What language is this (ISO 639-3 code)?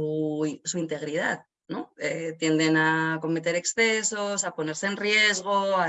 spa